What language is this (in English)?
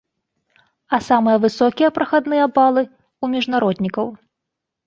Belarusian